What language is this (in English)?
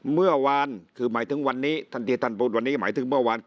Thai